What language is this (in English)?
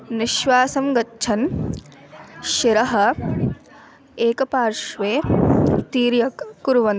Sanskrit